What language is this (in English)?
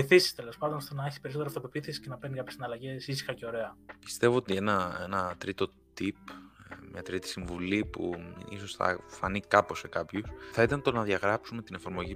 Greek